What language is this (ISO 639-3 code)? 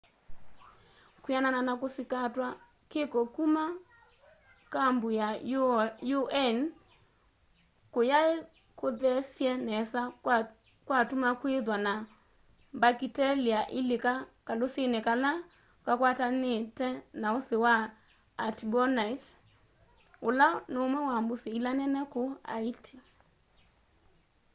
kam